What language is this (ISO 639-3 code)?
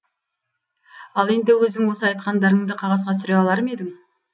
kaz